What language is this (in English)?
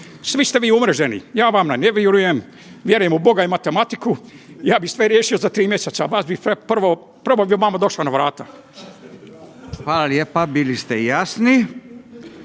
Croatian